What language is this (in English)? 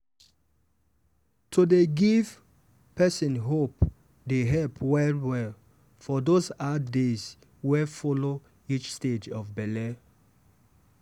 Nigerian Pidgin